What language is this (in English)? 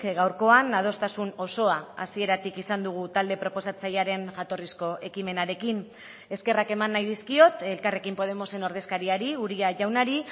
Basque